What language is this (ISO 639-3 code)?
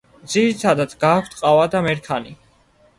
kat